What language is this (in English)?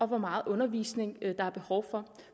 Danish